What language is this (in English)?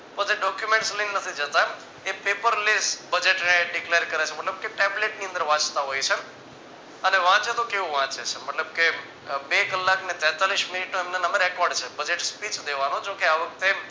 Gujarati